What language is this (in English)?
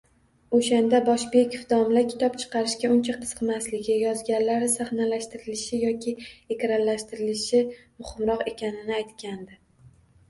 Uzbek